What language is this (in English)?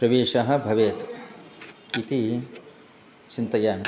Sanskrit